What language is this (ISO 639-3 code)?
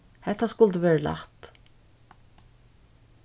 fao